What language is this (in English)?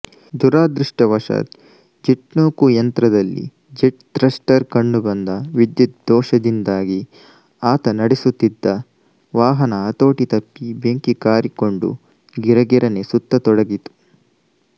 Kannada